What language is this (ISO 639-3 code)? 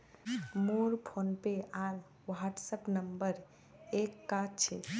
mag